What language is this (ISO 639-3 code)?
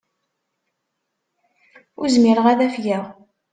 kab